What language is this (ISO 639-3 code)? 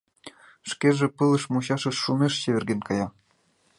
chm